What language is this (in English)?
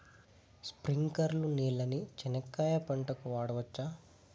Telugu